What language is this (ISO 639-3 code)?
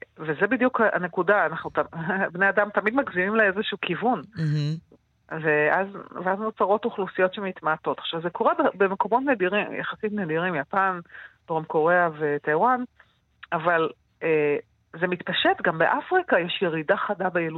heb